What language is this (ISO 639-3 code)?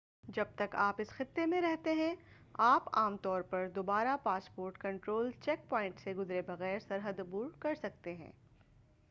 urd